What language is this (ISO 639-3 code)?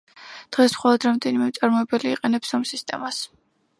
kat